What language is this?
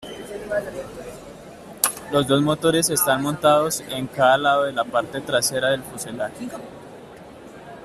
Spanish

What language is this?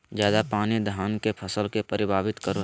Magahi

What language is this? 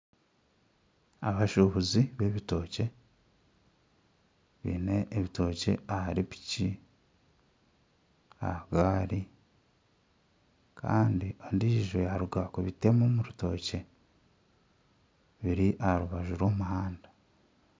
Nyankole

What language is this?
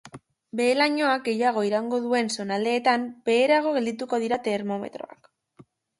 Basque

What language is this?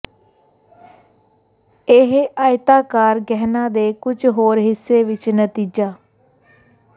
Punjabi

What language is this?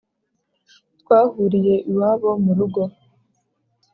Kinyarwanda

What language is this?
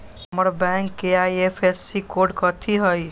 Magahi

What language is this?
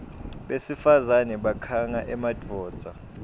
Swati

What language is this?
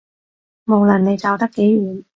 Cantonese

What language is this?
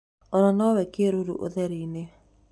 Kikuyu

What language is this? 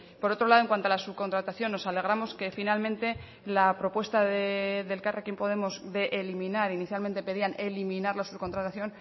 Spanish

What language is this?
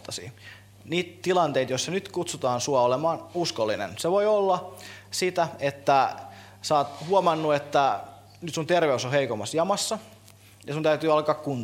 Finnish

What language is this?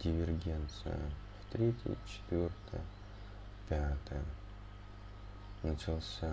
Russian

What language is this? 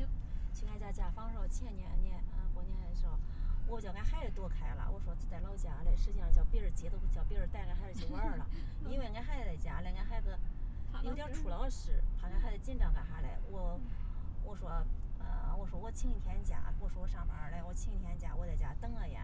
Chinese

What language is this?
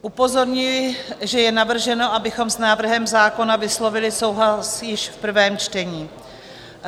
Czech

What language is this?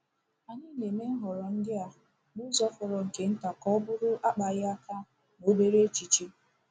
Igbo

